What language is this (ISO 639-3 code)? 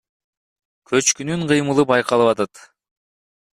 kir